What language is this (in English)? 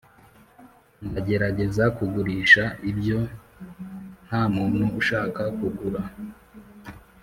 Kinyarwanda